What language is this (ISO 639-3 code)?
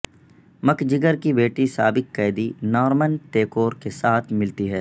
urd